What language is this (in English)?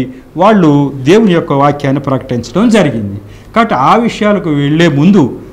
Hindi